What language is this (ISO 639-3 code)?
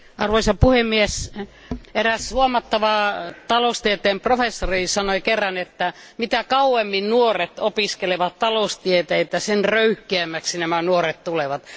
fin